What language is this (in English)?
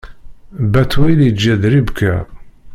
Kabyle